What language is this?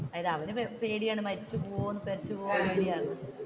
Malayalam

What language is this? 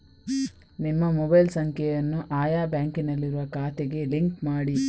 Kannada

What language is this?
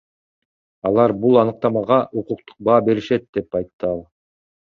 Kyrgyz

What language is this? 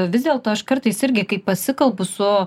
Lithuanian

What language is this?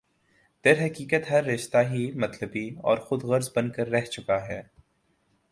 Urdu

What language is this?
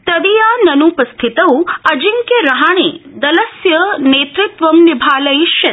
Sanskrit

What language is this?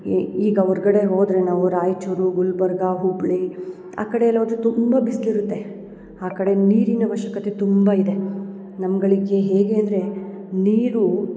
Kannada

